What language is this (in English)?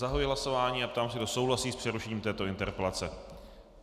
Czech